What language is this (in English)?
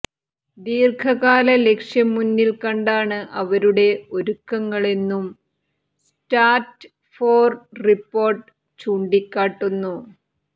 Malayalam